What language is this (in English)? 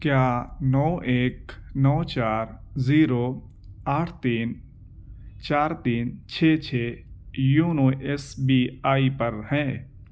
Urdu